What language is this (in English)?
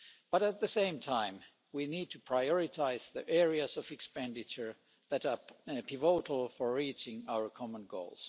English